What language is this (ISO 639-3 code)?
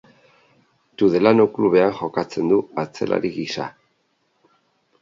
eus